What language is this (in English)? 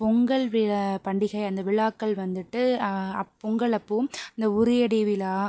Tamil